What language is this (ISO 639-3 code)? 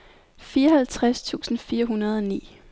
dan